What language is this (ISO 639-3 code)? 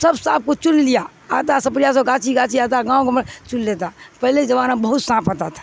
urd